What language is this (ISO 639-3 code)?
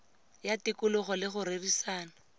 tsn